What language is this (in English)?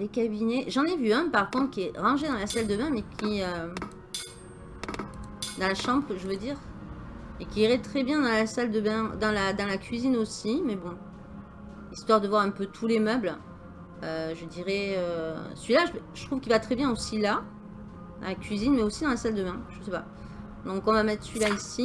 French